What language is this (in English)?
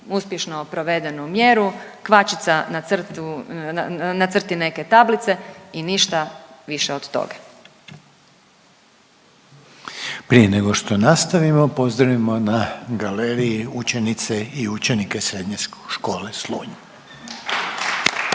Croatian